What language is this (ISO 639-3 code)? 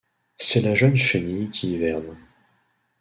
fra